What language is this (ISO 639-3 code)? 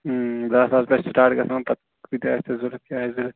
kas